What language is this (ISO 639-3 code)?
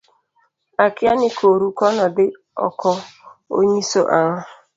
luo